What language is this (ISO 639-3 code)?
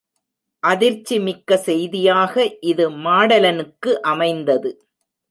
tam